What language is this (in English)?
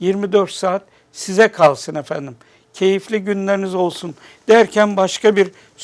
Turkish